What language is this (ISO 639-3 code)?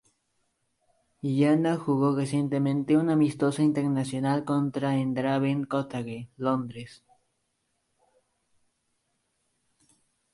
spa